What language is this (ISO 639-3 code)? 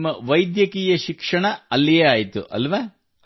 kan